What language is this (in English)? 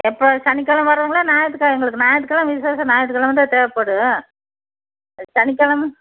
Tamil